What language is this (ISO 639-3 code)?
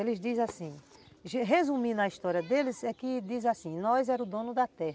por